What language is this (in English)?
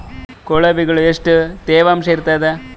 Kannada